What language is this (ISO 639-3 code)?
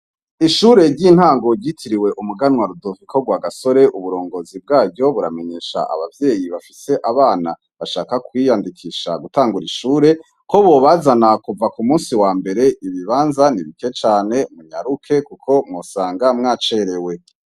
run